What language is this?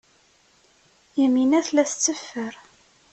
Kabyle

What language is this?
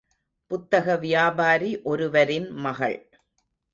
Tamil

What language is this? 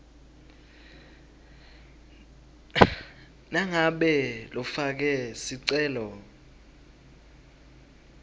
Swati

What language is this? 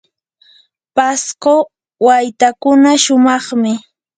Yanahuanca Pasco Quechua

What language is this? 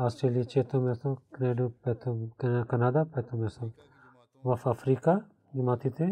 Bulgarian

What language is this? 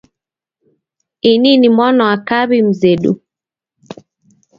Taita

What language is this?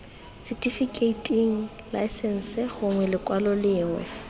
Tswana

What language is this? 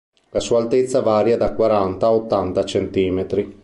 Italian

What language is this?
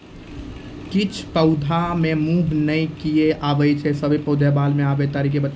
Maithili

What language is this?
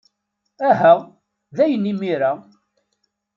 Kabyle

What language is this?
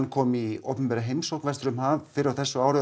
Icelandic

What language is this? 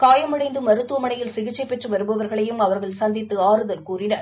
Tamil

